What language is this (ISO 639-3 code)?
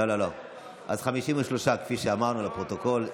heb